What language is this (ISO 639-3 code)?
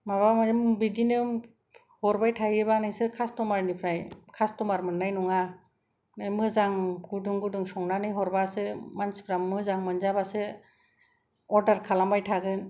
brx